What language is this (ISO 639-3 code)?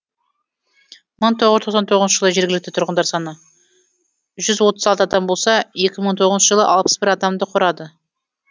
kaz